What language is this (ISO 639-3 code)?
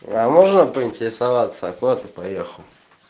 rus